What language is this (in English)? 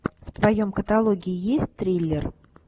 Russian